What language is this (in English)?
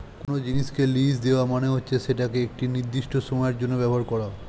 Bangla